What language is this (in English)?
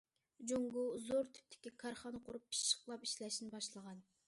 Uyghur